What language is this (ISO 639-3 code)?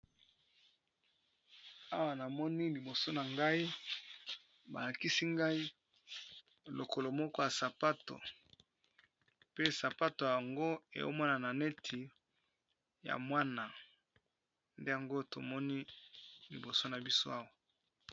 lin